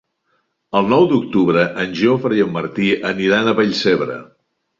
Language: Catalan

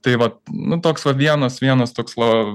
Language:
Lithuanian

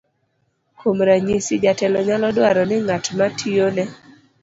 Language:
Luo (Kenya and Tanzania)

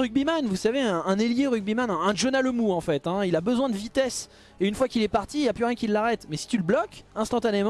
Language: French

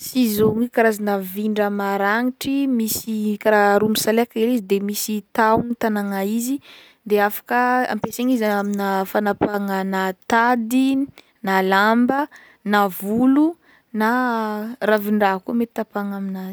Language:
Northern Betsimisaraka Malagasy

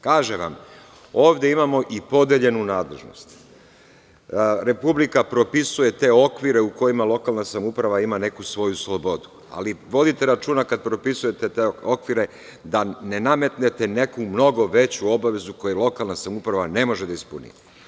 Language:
Serbian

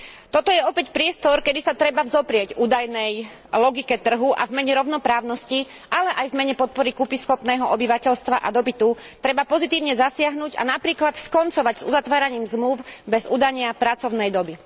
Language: Slovak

